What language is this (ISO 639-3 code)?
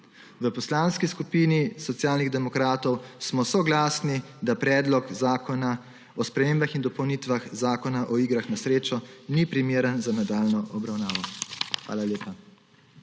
slv